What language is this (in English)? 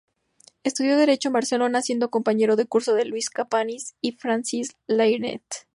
Spanish